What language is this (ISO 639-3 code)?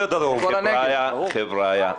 heb